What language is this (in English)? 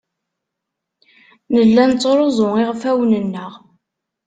Kabyle